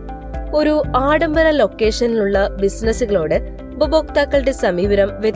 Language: Malayalam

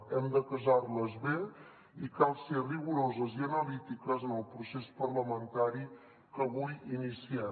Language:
Catalan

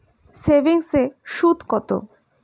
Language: Bangla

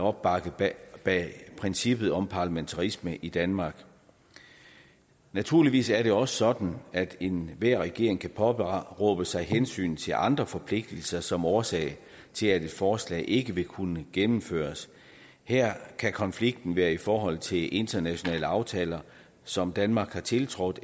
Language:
Danish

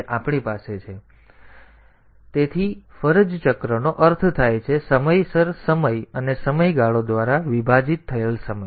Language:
Gujarati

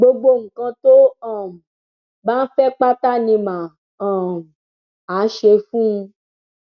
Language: Yoruba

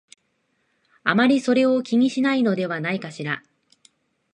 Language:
Japanese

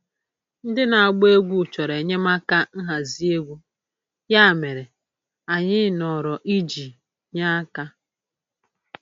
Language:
Igbo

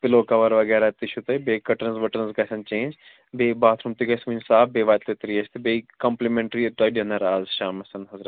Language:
Kashmiri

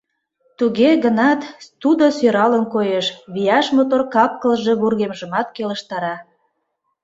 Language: Mari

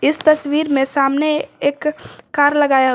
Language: Hindi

